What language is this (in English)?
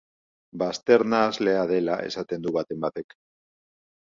Basque